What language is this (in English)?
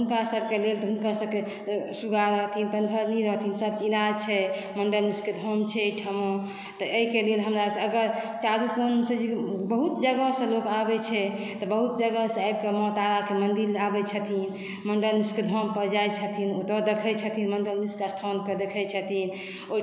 Maithili